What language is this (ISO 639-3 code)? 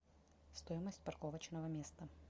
rus